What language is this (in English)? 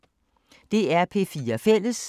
Danish